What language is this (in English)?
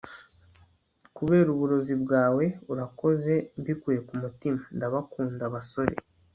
Kinyarwanda